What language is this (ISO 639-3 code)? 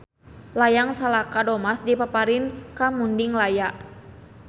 sun